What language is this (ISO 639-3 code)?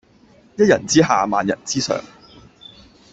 yue